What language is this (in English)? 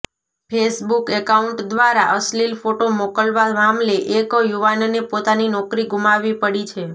Gujarati